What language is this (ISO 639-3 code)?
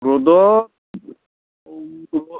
asm